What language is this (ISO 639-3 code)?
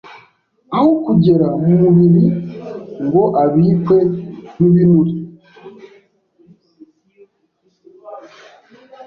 kin